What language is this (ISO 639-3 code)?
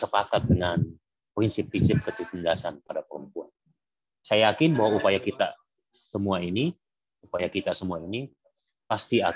ind